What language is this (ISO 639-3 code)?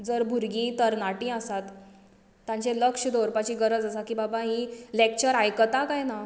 kok